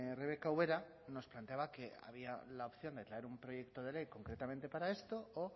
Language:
Spanish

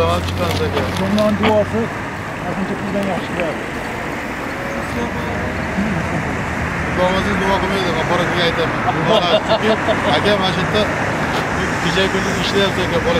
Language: Turkish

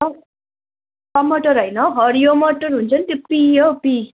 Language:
Nepali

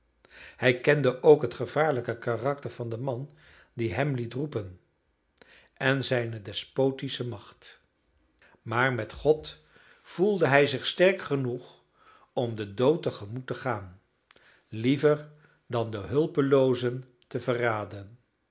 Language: Dutch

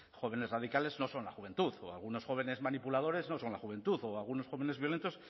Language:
Spanish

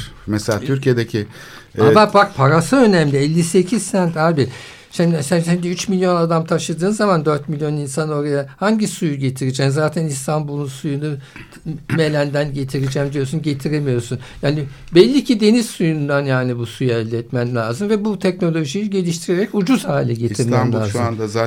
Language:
Turkish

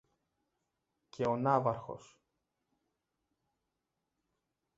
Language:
Greek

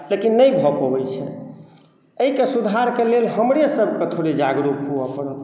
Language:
Maithili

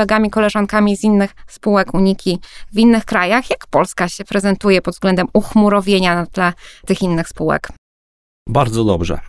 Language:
Polish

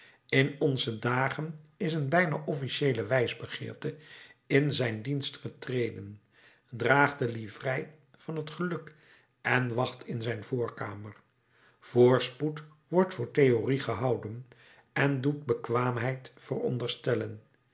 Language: Dutch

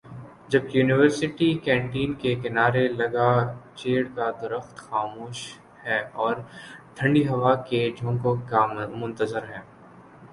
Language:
Urdu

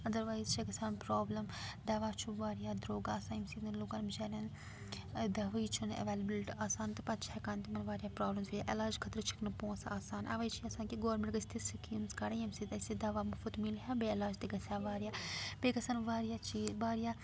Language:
Kashmiri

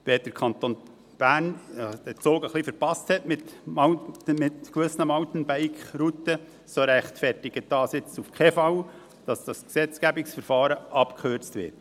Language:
Swiss German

